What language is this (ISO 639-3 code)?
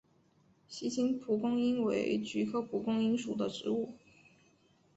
zho